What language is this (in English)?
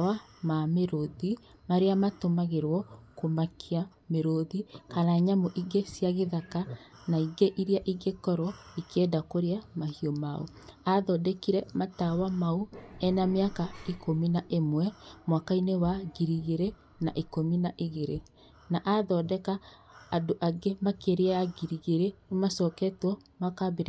Kikuyu